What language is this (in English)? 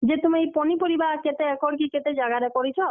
Odia